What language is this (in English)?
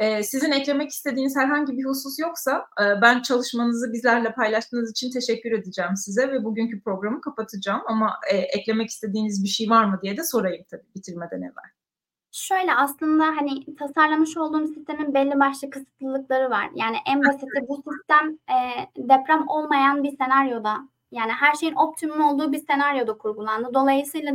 Turkish